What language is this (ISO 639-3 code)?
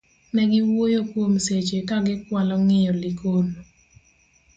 luo